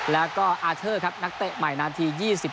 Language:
Thai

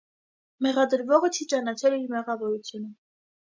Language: Armenian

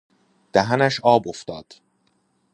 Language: Persian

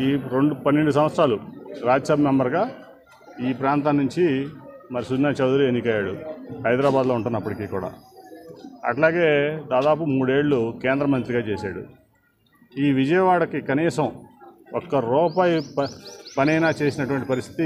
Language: Telugu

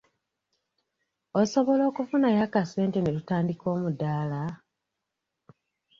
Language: Ganda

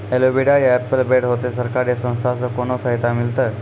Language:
Maithili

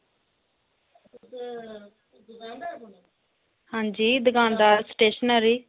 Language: Dogri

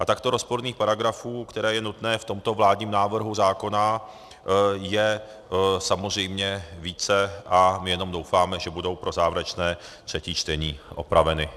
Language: Czech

